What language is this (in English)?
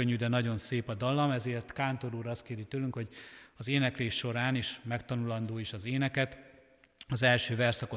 Hungarian